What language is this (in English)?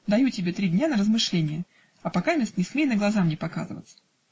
Russian